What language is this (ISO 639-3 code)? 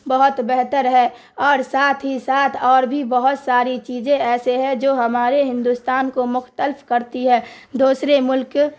urd